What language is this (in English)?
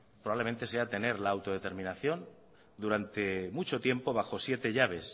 Spanish